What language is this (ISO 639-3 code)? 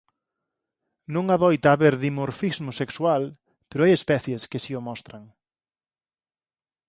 glg